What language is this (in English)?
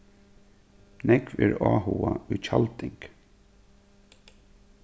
Faroese